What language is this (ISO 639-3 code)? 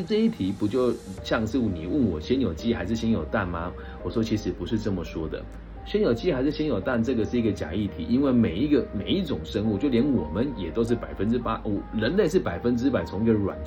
zho